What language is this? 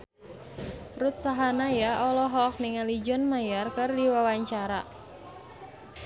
Sundanese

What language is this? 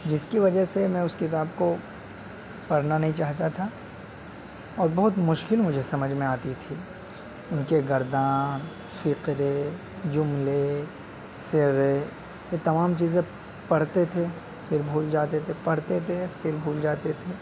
Urdu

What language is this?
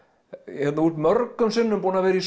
Icelandic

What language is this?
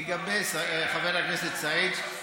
Hebrew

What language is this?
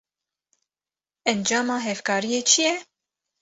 Kurdish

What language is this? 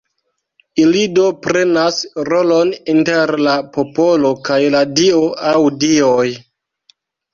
Esperanto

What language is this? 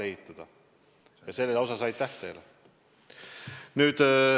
Estonian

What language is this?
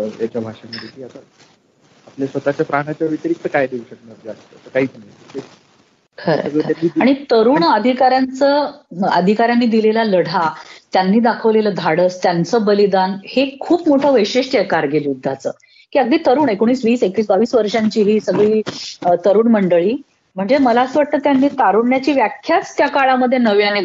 Marathi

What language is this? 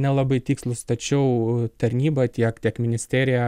Lithuanian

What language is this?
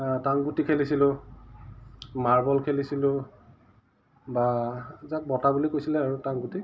Assamese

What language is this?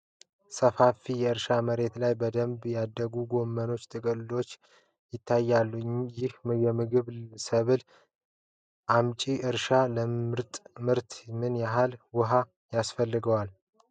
Amharic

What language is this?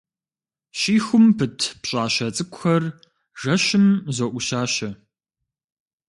Kabardian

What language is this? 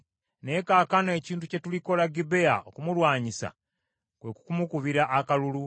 Ganda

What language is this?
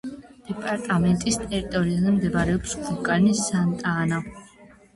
Georgian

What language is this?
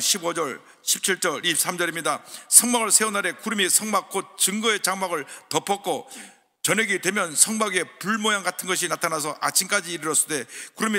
Korean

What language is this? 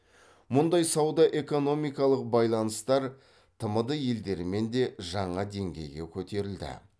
Kazakh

